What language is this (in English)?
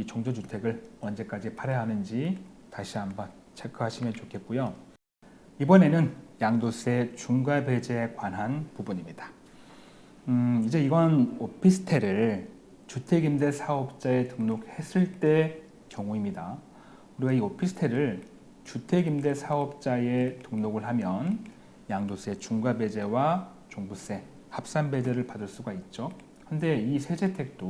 Korean